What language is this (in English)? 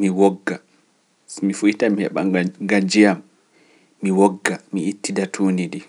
Pular